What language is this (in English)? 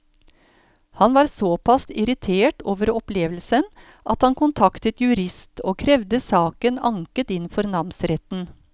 Norwegian